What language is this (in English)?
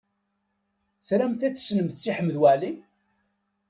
Kabyle